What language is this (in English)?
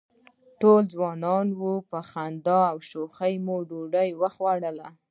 Pashto